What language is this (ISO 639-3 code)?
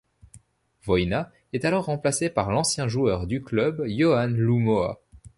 fra